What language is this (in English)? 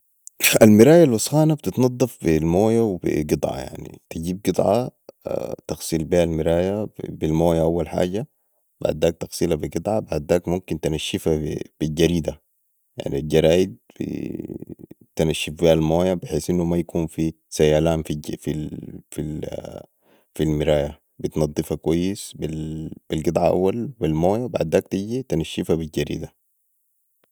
Sudanese Arabic